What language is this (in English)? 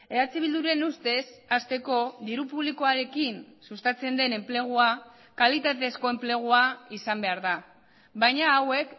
Basque